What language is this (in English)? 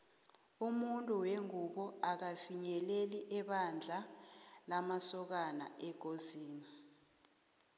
South Ndebele